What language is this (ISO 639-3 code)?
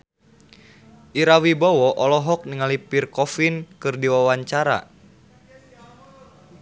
sun